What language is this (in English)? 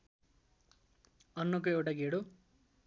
Nepali